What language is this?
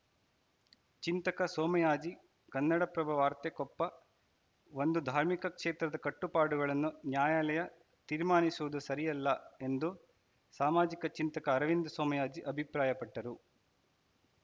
Kannada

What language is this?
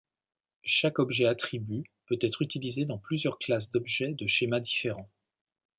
French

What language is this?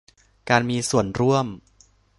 Thai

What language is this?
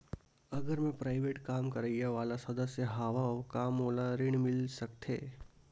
Chhattisgarhi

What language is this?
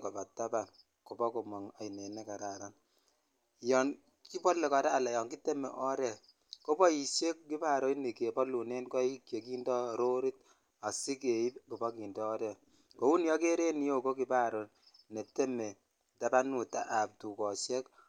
Kalenjin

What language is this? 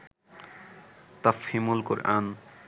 Bangla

